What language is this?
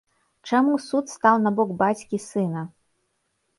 Belarusian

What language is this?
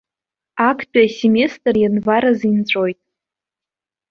Abkhazian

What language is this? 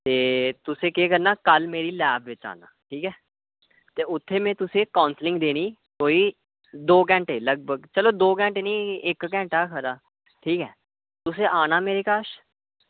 Dogri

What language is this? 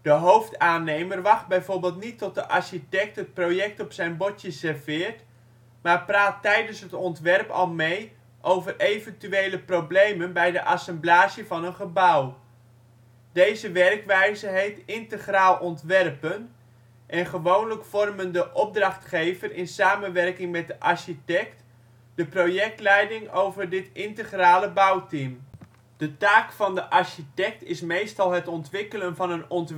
Dutch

